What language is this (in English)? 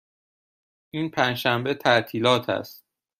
Persian